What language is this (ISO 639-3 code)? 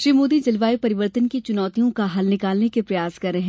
hin